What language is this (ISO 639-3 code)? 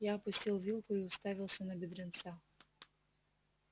rus